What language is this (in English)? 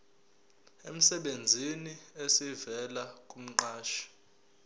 Zulu